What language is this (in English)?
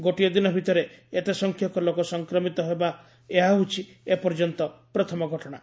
Odia